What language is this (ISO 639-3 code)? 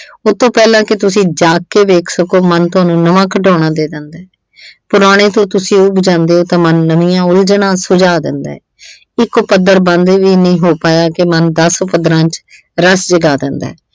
pan